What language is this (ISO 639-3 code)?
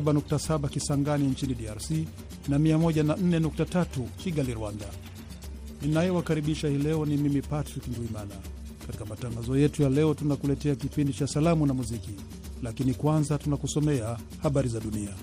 swa